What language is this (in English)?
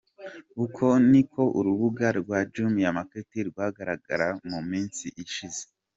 Kinyarwanda